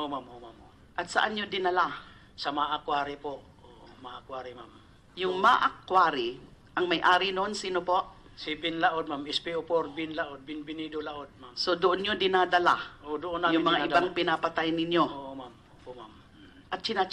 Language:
Filipino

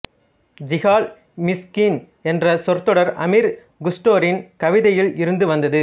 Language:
Tamil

